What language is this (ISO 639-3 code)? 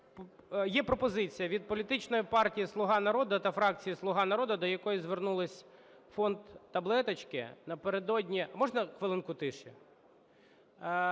ukr